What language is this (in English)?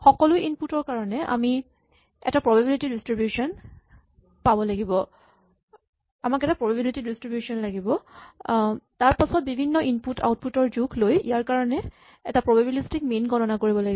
Assamese